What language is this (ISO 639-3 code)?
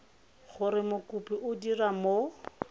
tsn